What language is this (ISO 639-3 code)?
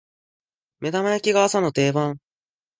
jpn